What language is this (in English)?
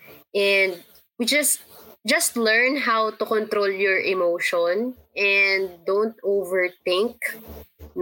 Filipino